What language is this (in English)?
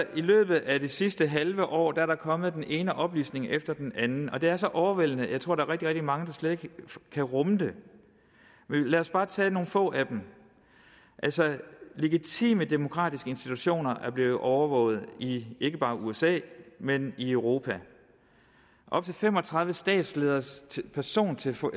Danish